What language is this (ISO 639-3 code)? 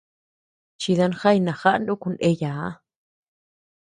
cux